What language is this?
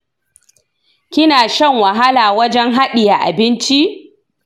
Hausa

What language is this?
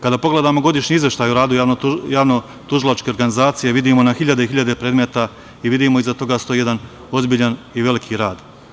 Serbian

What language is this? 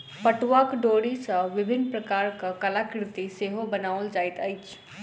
Maithili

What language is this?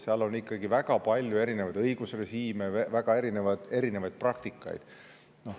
Estonian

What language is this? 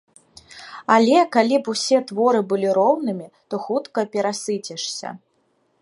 Belarusian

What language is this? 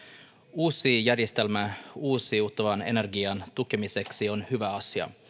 Finnish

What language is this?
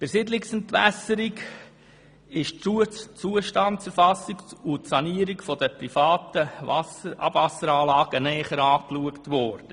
Swiss German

